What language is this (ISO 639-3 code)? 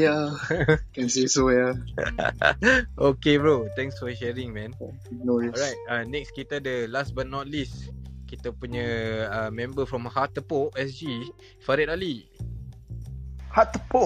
msa